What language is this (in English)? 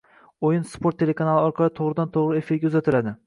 Uzbek